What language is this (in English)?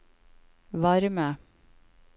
Norwegian